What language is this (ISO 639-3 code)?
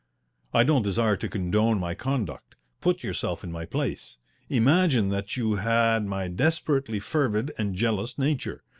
eng